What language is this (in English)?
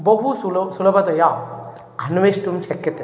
Sanskrit